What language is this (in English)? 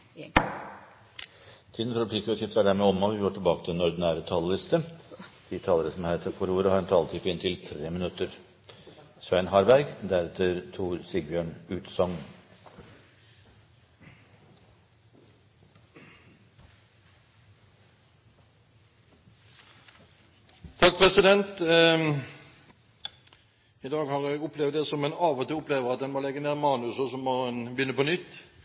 Norwegian